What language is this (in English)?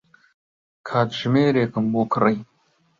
Central Kurdish